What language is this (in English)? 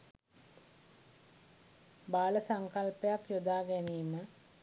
Sinhala